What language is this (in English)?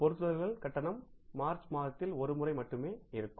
Tamil